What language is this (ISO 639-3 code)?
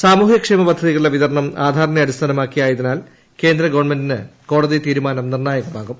mal